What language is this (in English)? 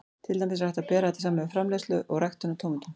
Icelandic